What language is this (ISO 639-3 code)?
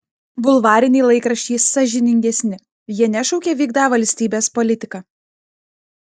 lit